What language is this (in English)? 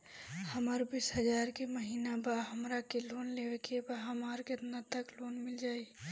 Bhojpuri